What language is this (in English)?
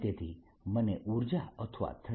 Gujarati